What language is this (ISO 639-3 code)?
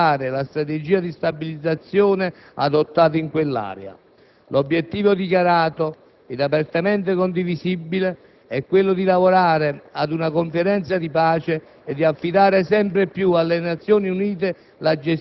ita